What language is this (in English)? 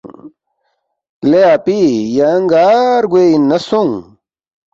Balti